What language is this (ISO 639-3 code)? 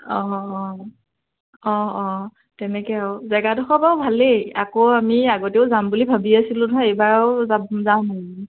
asm